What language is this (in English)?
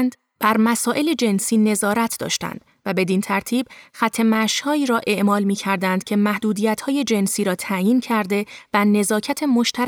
Persian